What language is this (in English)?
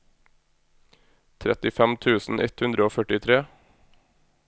Norwegian